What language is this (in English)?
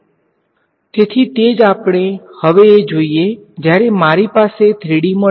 Gujarati